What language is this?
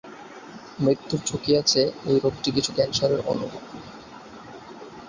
Bangla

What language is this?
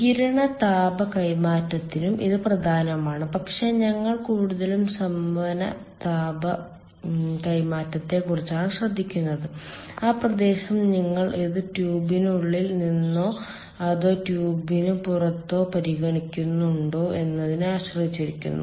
Malayalam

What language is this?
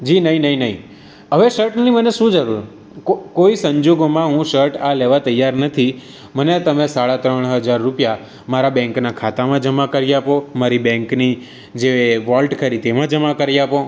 Gujarati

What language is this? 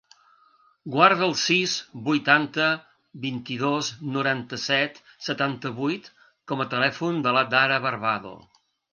Catalan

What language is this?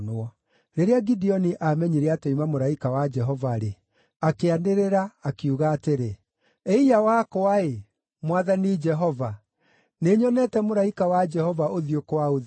Kikuyu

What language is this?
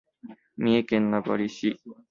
Japanese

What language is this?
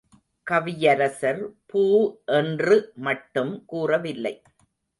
Tamil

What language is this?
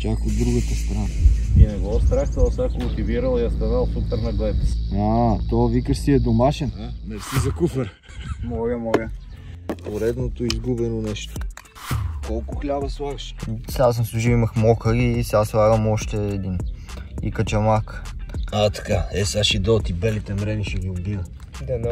Bulgarian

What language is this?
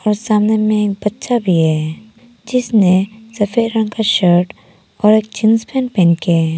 Hindi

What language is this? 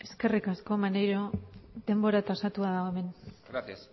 Basque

